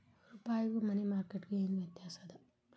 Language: Kannada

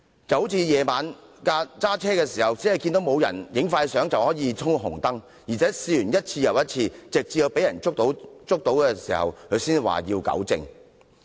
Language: Cantonese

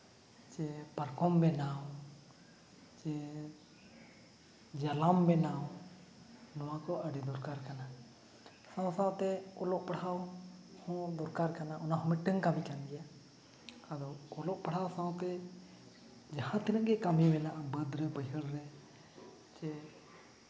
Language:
Santali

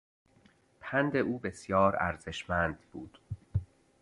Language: Persian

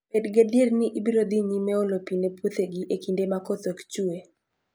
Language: Luo (Kenya and Tanzania)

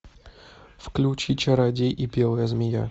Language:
Russian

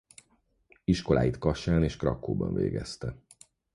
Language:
Hungarian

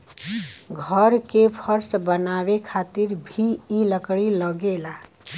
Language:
Bhojpuri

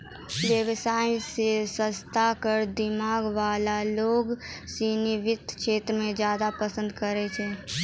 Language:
Maithili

